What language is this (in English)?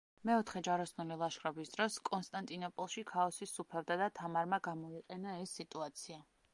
Georgian